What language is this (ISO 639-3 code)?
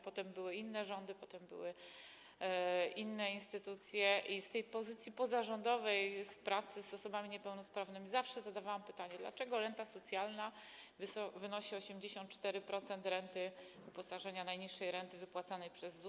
pol